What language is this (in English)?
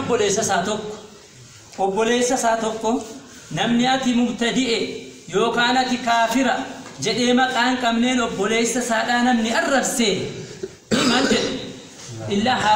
Arabic